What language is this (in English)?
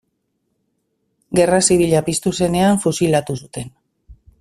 Basque